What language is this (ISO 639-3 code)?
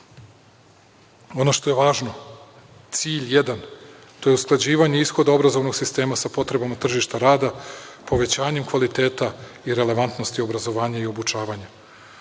srp